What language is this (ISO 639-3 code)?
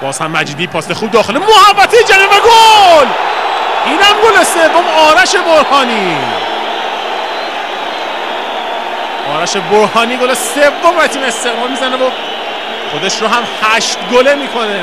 fas